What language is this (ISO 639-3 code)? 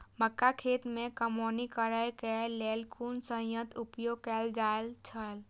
mai